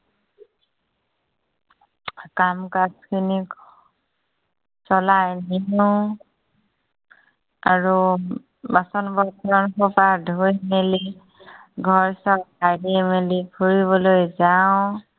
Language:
Assamese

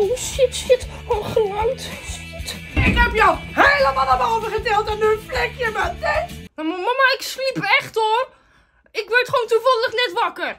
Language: Dutch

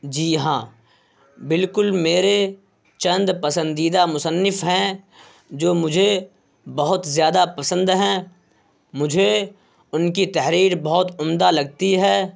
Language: Urdu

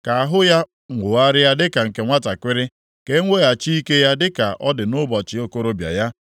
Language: Igbo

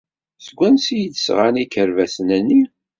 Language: Kabyle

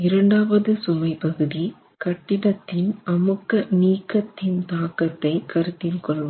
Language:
Tamil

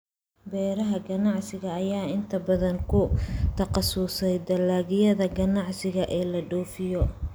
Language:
Somali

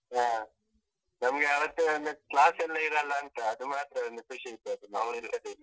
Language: Kannada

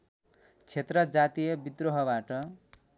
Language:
Nepali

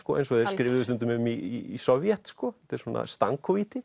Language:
Icelandic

